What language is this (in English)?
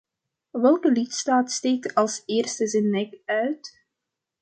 Dutch